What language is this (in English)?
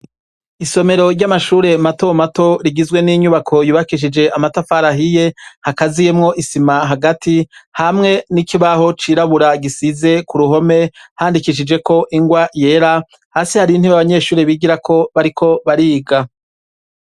Rundi